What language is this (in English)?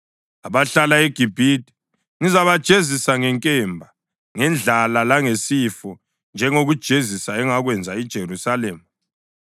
North Ndebele